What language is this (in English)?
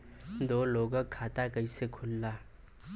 Bhojpuri